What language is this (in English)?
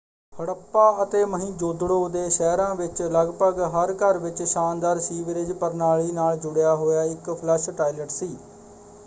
Punjabi